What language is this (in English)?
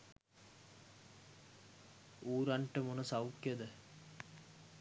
Sinhala